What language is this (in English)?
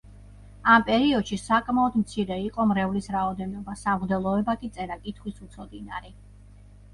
Georgian